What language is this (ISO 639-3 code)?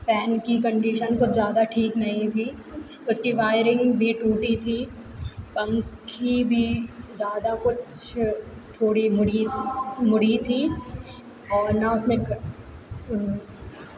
hin